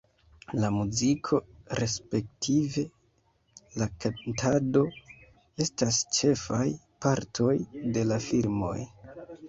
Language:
Esperanto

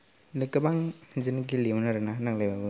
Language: Bodo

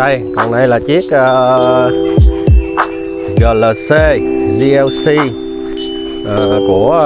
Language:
Vietnamese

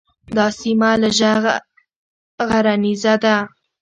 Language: Pashto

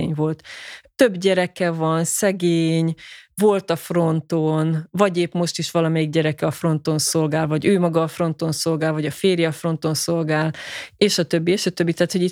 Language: Hungarian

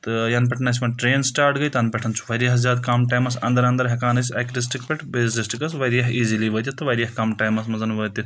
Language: Kashmiri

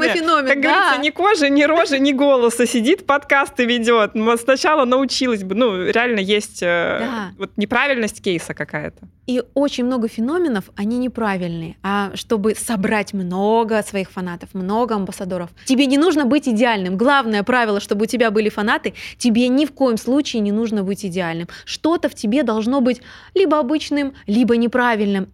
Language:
Russian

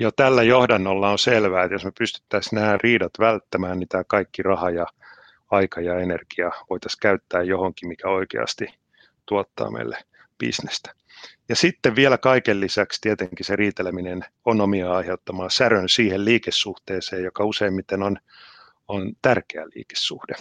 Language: Finnish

